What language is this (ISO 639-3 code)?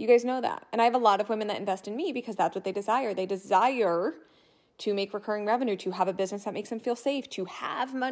eng